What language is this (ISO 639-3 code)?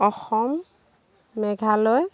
asm